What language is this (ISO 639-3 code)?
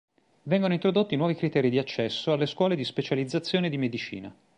ita